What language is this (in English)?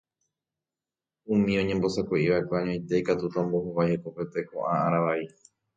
Guarani